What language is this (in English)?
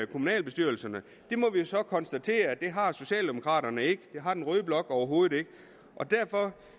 Danish